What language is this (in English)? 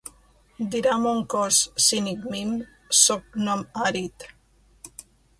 Catalan